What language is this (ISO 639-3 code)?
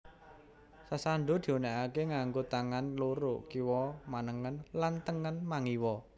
jav